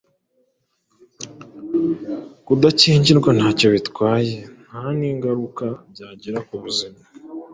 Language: Kinyarwanda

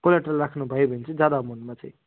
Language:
Nepali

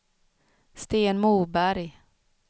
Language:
Swedish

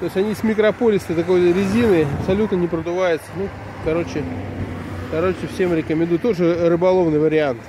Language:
Russian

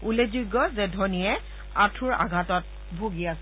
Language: Assamese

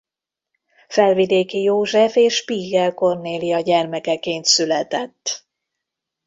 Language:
Hungarian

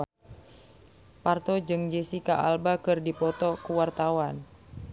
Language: Sundanese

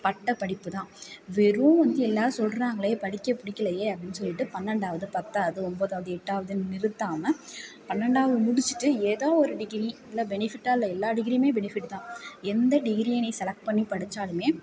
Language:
Tamil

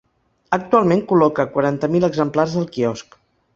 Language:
Catalan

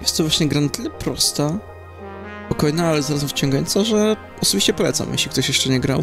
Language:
Polish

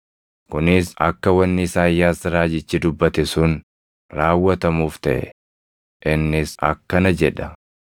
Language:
Oromo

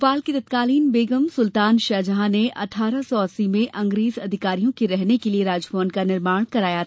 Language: Hindi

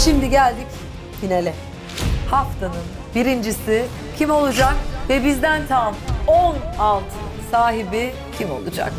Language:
Turkish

